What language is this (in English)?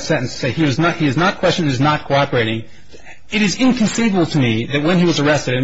English